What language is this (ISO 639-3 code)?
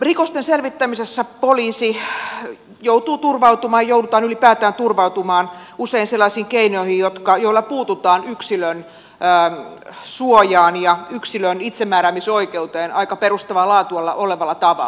fin